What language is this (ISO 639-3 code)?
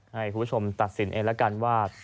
tha